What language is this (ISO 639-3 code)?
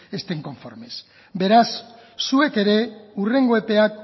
eus